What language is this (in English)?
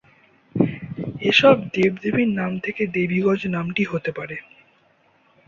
Bangla